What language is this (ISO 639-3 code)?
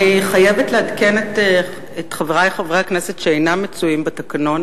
heb